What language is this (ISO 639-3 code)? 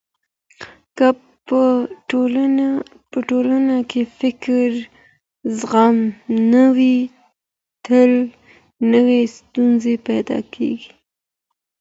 pus